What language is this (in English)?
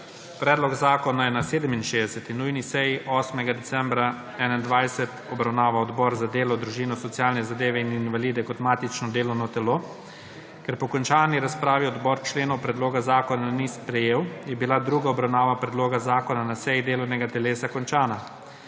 Slovenian